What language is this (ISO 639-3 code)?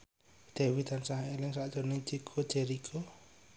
jav